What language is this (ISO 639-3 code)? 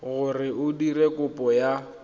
tsn